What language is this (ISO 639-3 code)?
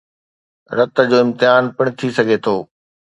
snd